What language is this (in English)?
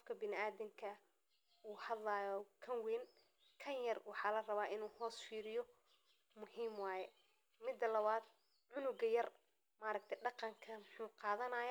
Somali